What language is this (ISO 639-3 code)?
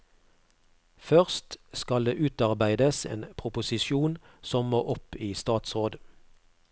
nor